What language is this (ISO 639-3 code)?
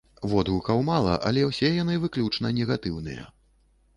bel